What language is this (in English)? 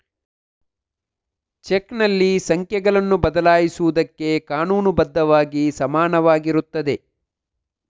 Kannada